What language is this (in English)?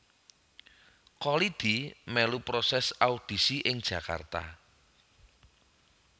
Javanese